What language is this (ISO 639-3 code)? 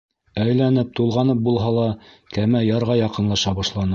bak